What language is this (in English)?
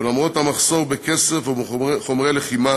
Hebrew